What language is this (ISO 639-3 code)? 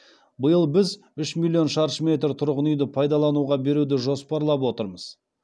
kaz